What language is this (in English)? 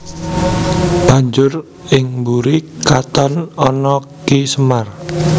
Javanese